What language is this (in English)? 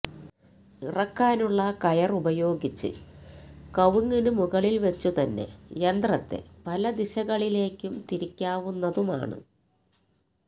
Malayalam